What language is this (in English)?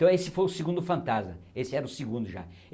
Portuguese